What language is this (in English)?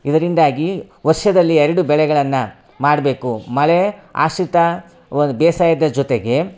Kannada